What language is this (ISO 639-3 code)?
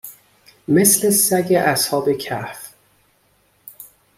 fas